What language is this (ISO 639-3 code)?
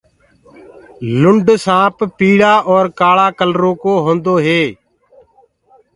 ggg